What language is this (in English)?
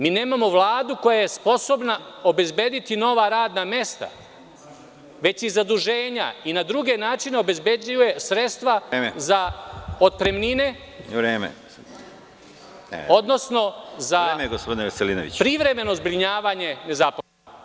Serbian